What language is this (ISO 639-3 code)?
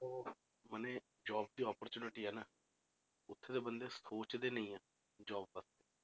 pan